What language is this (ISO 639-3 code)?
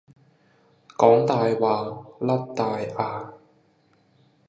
yue